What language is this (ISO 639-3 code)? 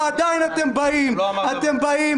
heb